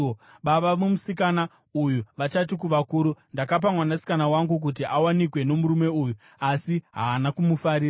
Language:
Shona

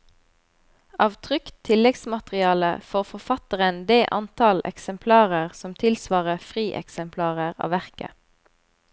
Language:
Norwegian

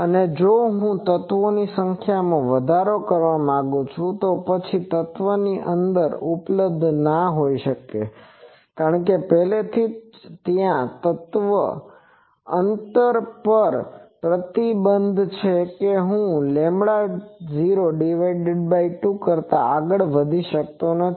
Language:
Gujarati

